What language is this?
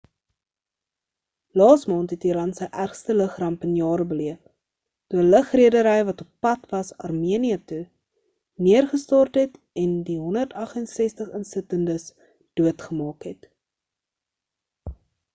Afrikaans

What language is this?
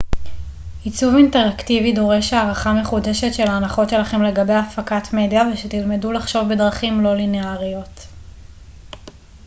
Hebrew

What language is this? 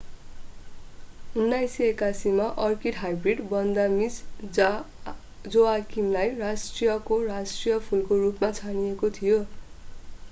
Nepali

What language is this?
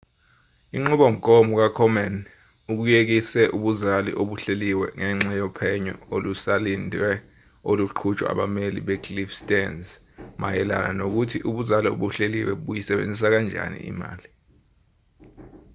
Zulu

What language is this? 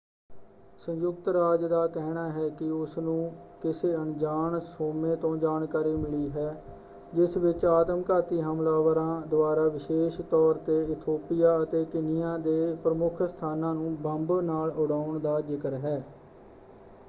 Punjabi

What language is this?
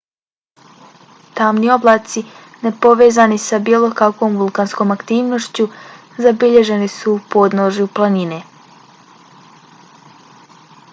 Bosnian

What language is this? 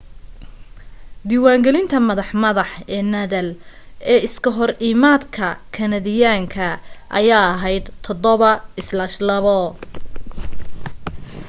Somali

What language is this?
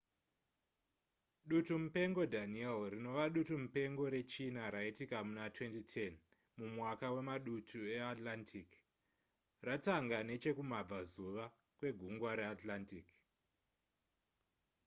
Shona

